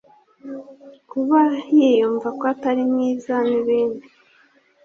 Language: Kinyarwanda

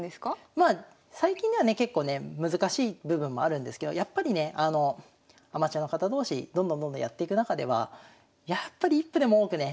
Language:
Japanese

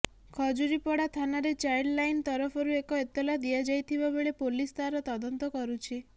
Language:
Odia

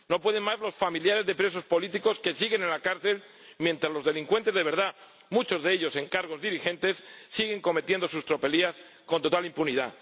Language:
Spanish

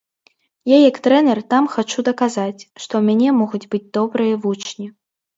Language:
Belarusian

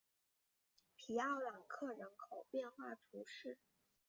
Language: Chinese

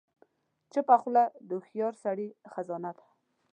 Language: Pashto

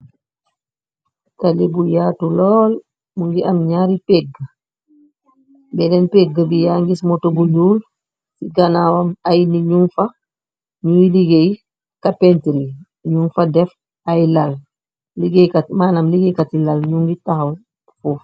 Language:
Wolof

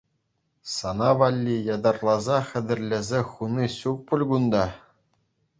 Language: Chuvash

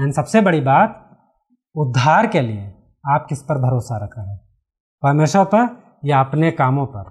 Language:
Hindi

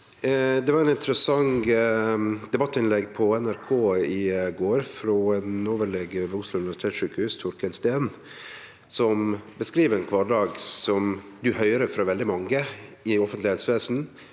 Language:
Norwegian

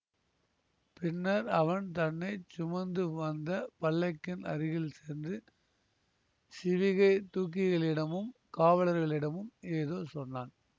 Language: Tamil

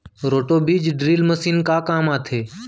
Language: Chhattisgarhi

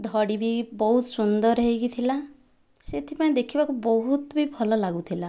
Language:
Odia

